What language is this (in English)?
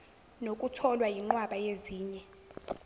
Zulu